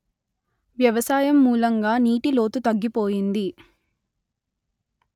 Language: Telugu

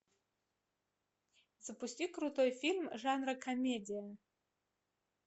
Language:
Russian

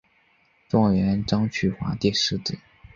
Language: Chinese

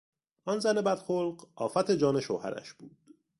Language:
Persian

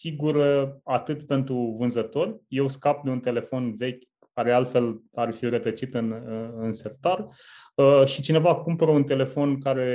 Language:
Romanian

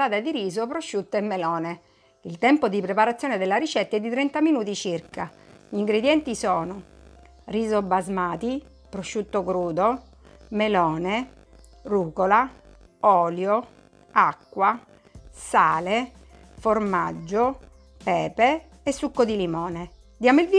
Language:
Italian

